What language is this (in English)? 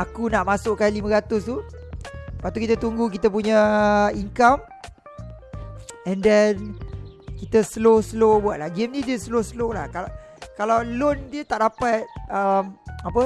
Malay